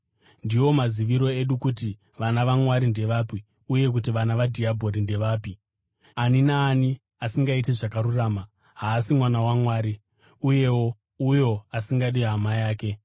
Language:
Shona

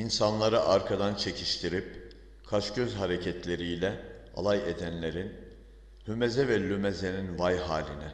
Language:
Turkish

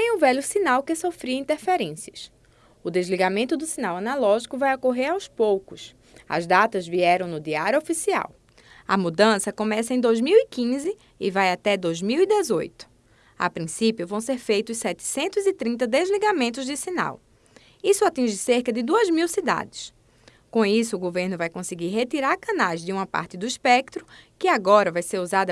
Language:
Portuguese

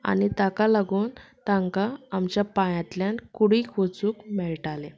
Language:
Konkani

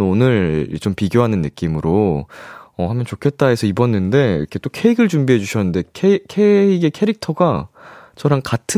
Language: Korean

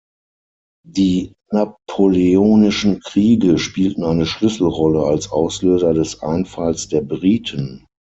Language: German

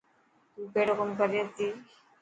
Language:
Dhatki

